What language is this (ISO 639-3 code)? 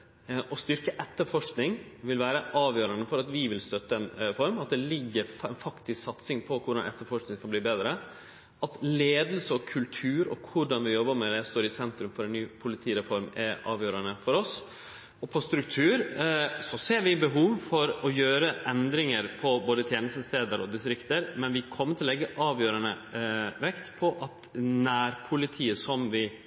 nno